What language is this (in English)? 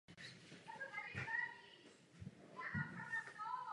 Czech